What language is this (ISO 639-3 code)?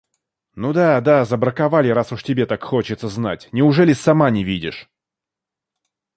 rus